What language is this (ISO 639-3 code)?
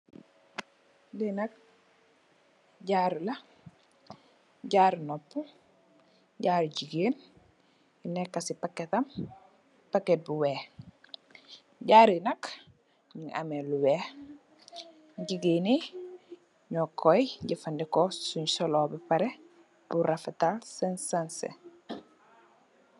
wol